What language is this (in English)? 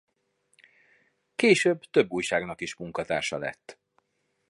Hungarian